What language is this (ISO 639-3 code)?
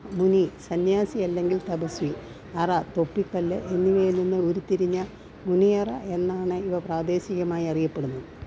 mal